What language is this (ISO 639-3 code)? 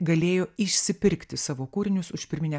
lit